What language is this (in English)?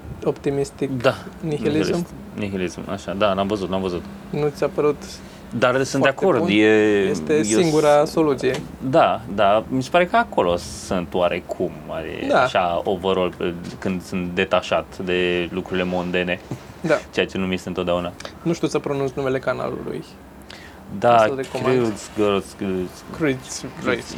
Romanian